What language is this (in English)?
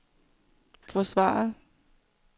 Danish